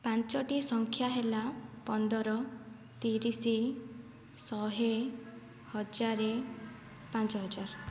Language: Odia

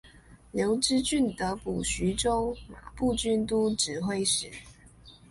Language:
Chinese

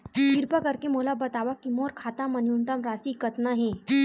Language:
Chhattisgarhi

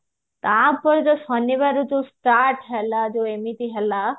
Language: Odia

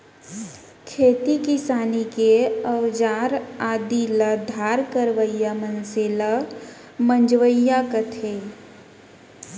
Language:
Chhattisgarhi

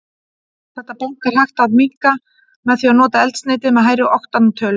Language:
Icelandic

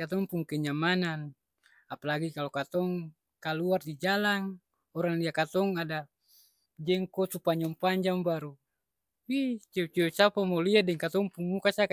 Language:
Ambonese Malay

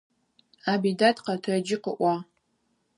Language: Adyghe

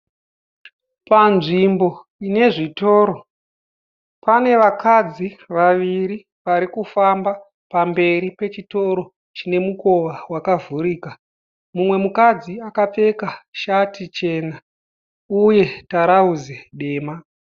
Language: Shona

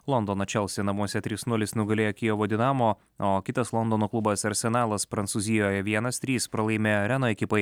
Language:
Lithuanian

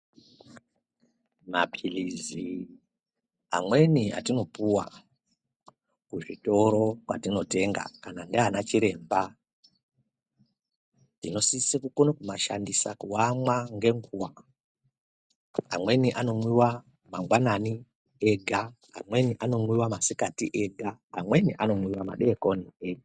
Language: Ndau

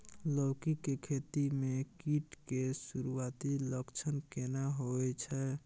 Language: Maithili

